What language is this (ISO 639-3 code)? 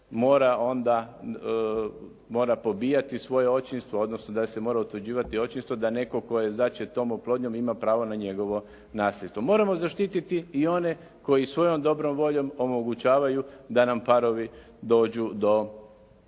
hrv